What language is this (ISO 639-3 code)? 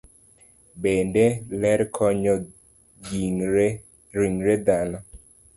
luo